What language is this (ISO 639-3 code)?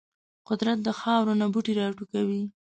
pus